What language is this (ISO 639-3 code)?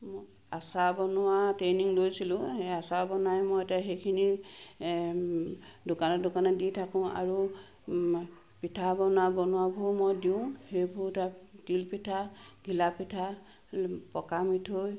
asm